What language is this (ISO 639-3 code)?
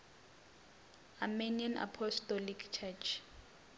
ven